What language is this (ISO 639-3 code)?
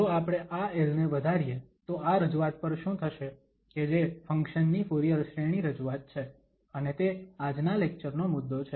guj